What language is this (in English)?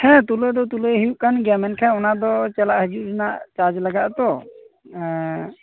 Santali